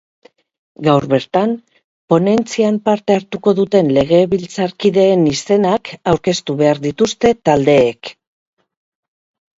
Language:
Basque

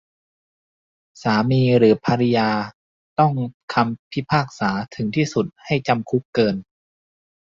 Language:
Thai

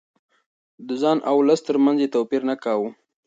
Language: Pashto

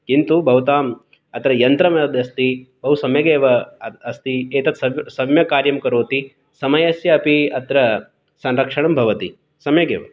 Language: Sanskrit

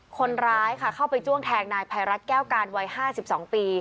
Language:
Thai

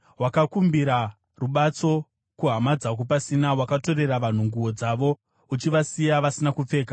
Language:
Shona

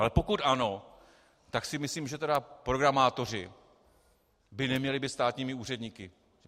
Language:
Czech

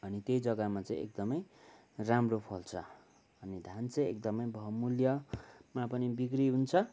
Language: Nepali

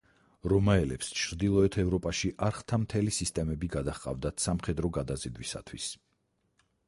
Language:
Georgian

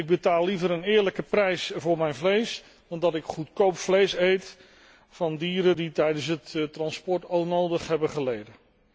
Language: Dutch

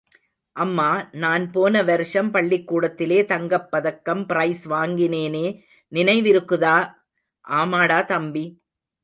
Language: Tamil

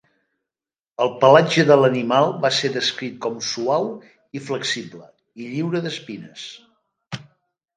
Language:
Catalan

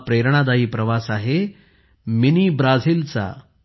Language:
Marathi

